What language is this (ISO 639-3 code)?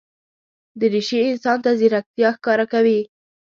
pus